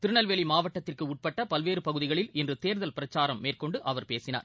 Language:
Tamil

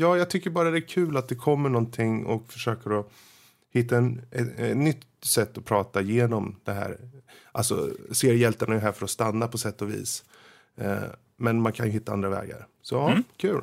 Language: Swedish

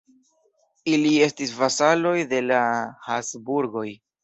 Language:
Esperanto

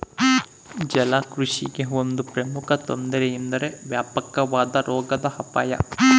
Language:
Kannada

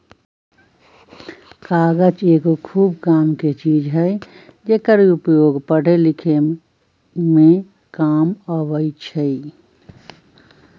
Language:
Magahi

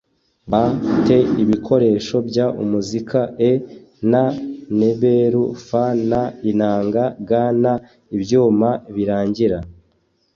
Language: Kinyarwanda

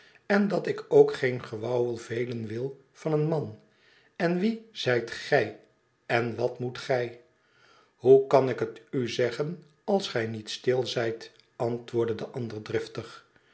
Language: Dutch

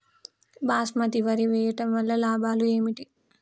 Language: Telugu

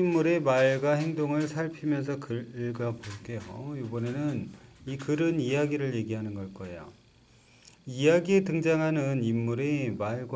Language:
Korean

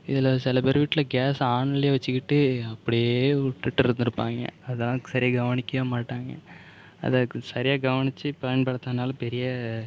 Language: Tamil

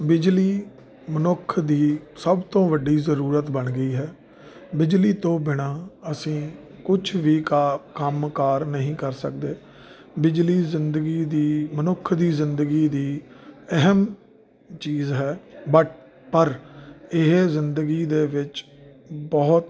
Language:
Punjabi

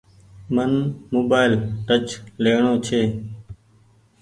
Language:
Goaria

